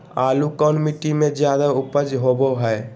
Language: Magahi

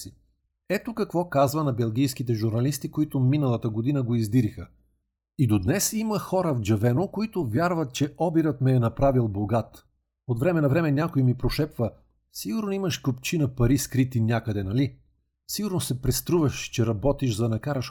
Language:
Bulgarian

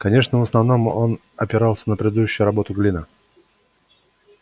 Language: Russian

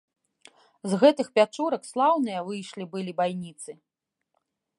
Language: Belarusian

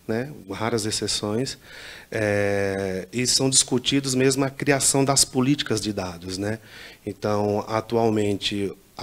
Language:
Portuguese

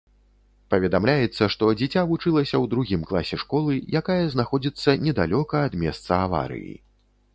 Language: Belarusian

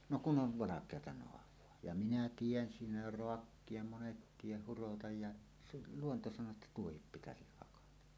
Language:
Finnish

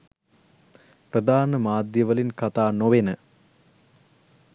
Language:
Sinhala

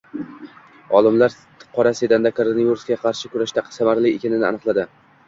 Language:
Uzbek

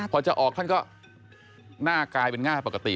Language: Thai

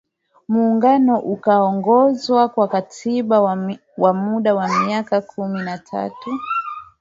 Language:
Swahili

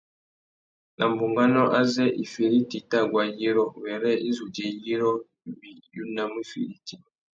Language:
Tuki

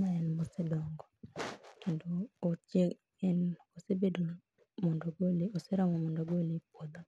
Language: Luo (Kenya and Tanzania)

